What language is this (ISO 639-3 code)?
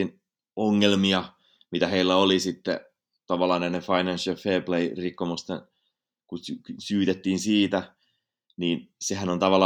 fin